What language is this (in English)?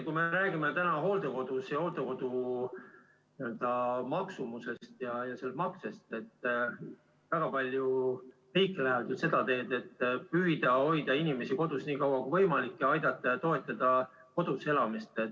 Estonian